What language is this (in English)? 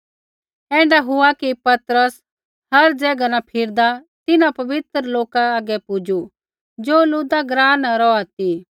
Kullu Pahari